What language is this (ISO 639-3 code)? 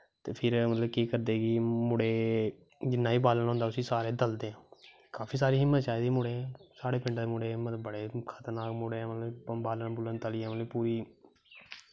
doi